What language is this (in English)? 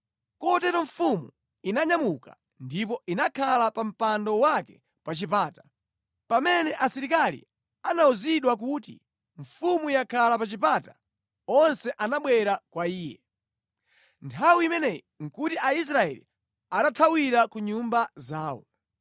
Nyanja